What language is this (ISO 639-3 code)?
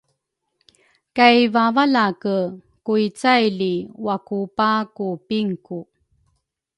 dru